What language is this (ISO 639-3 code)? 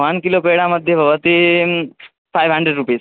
san